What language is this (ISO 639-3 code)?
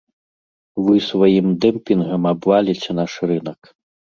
bel